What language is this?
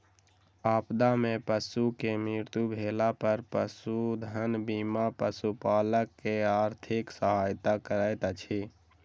Maithili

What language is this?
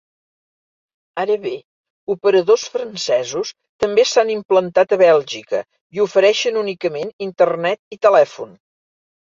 Catalan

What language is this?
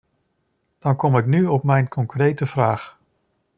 Dutch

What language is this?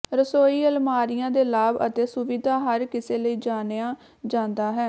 Punjabi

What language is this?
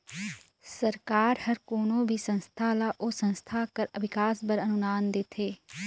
Chhattisgarhi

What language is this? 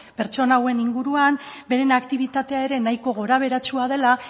Basque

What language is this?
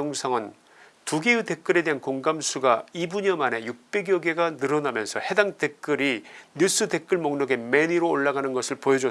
Korean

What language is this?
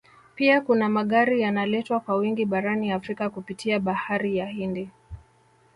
Swahili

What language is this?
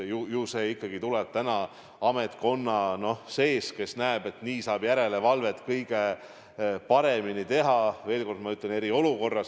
Estonian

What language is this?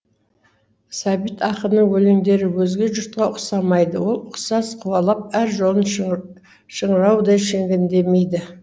Kazakh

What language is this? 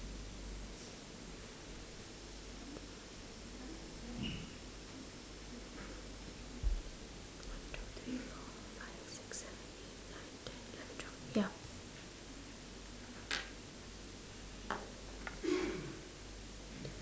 English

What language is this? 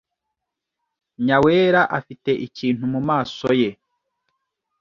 Kinyarwanda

